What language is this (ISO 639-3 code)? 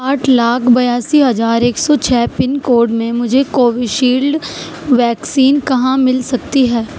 urd